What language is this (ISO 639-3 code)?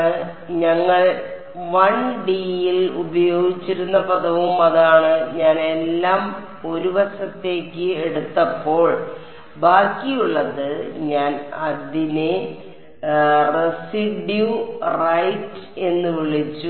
mal